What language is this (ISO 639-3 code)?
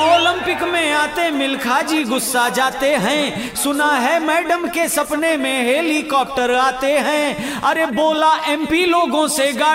hin